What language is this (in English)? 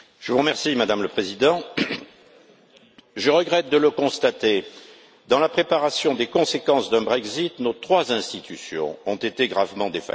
French